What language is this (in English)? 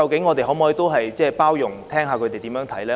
Cantonese